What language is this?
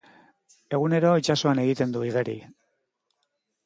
Basque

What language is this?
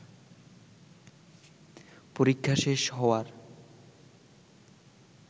Bangla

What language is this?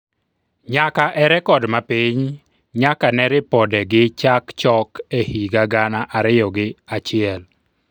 Luo (Kenya and Tanzania)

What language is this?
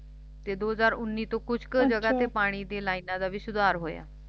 Punjabi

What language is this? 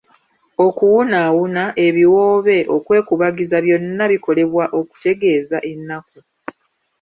Ganda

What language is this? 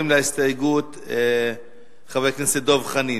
Hebrew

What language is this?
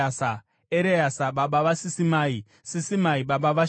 Shona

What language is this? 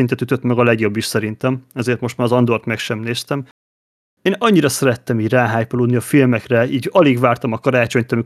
Hungarian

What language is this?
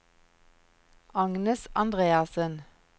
Norwegian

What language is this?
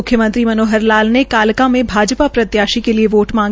Hindi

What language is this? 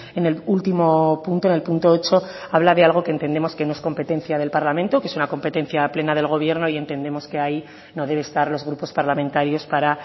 Spanish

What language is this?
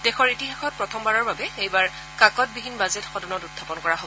Assamese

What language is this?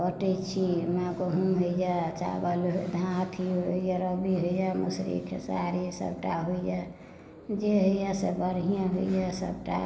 Maithili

